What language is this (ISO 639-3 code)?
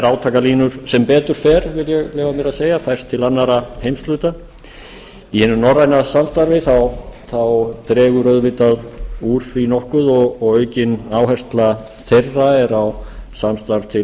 isl